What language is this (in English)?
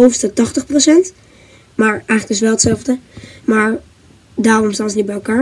Dutch